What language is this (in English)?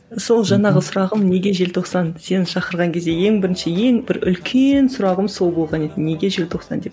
Kazakh